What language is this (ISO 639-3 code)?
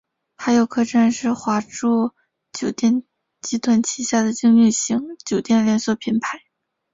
zho